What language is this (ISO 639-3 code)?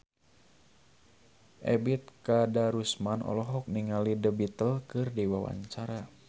sun